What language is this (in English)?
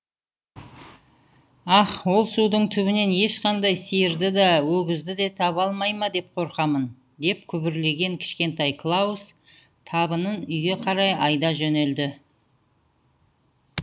Kazakh